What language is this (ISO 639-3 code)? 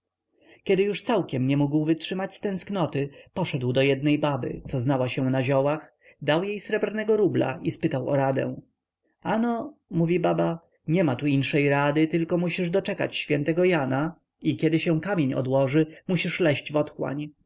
pol